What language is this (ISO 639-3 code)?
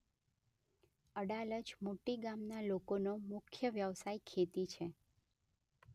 guj